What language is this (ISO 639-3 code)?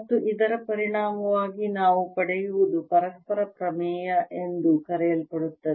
kan